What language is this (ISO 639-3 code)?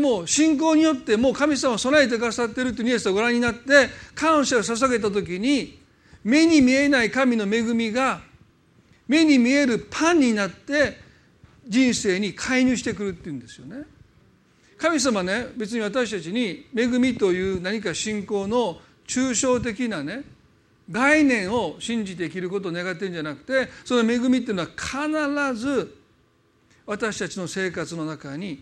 jpn